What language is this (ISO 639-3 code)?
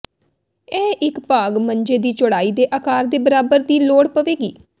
pan